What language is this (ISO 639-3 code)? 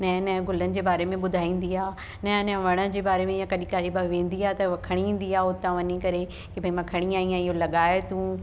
snd